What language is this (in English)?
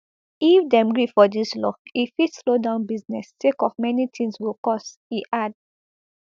Nigerian Pidgin